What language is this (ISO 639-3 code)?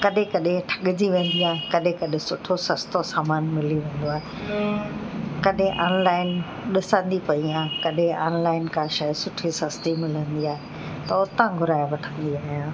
snd